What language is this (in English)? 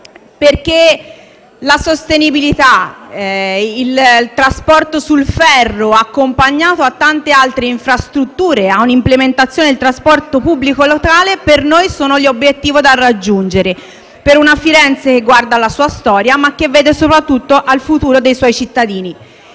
Italian